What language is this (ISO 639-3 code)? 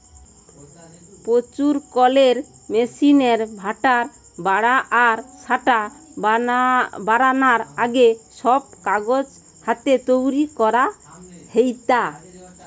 ben